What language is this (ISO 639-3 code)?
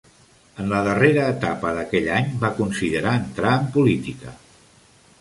cat